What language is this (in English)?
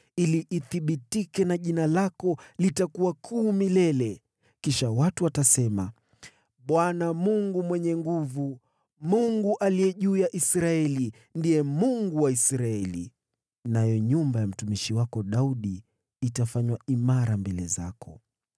Swahili